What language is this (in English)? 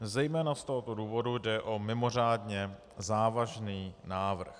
Czech